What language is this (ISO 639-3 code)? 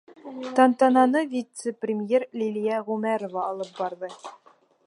bak